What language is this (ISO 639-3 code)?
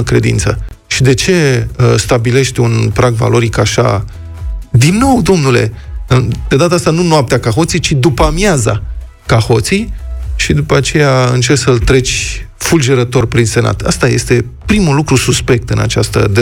ron